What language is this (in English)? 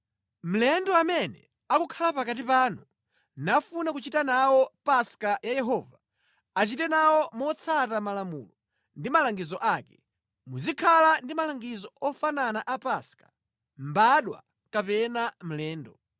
Nyanja